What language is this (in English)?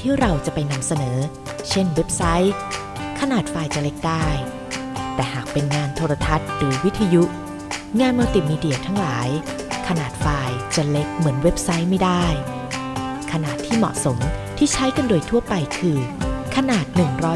Thai